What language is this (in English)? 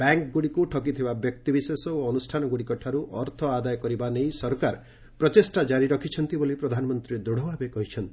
Odia